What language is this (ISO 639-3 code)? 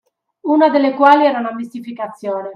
ita